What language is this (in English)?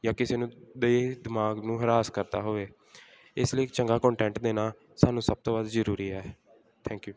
Punjabi